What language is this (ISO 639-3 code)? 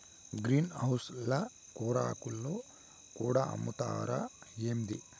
tel